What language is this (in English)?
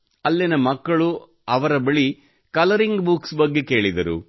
Kannada